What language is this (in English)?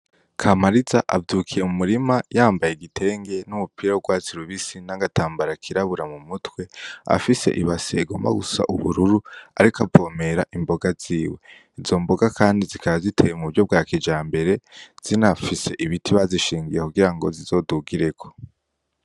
Rundi